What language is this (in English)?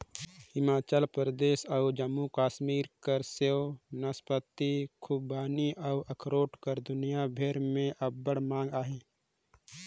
Chhattisgarhi